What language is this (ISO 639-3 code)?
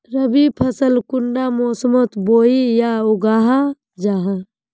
mag